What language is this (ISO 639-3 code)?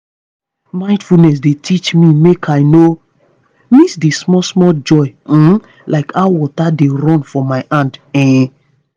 pcm